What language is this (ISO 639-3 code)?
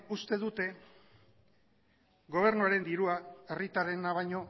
eus